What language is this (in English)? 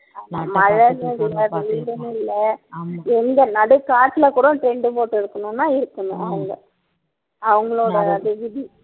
Tamil